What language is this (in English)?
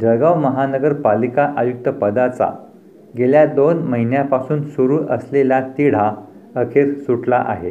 Marathi